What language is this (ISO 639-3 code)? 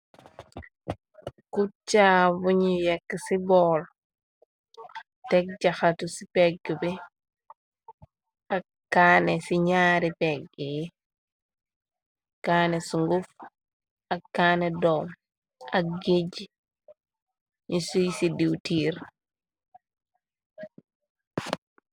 wol